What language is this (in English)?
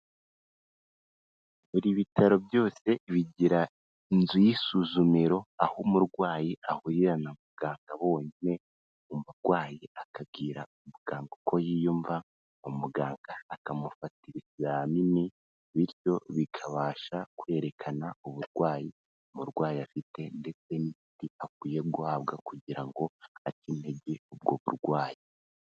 Kinyarwanda